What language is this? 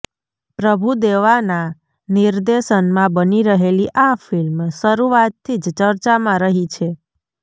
Gujarati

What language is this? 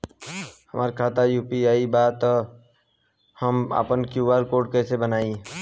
Bhojpuri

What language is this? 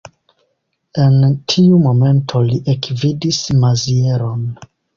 Esperanto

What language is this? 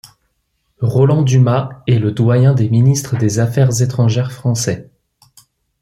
French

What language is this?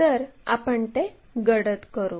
Marathi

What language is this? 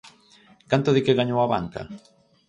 Galician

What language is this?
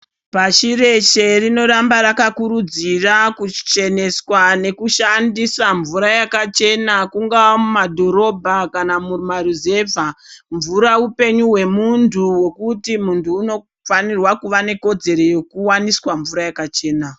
Ndau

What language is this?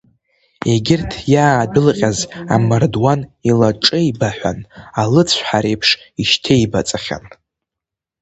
Abkhazian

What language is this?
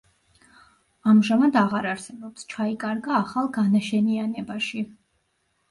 Georgian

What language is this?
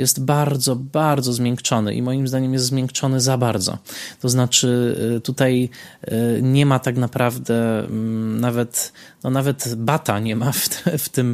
Polish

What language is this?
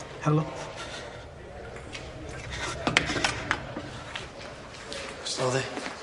Welsh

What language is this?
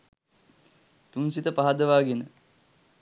Sinhala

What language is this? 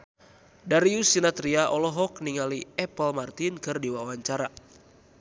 Sundanese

